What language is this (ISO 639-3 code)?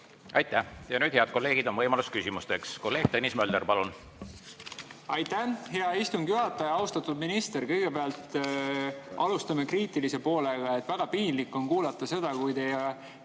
est